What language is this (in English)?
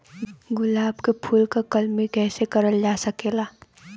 Bhojpuri